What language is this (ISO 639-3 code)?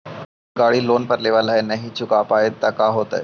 mag